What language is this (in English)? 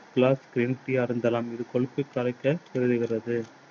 Tamil